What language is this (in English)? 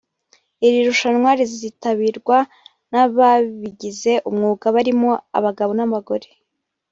Kinyarwanda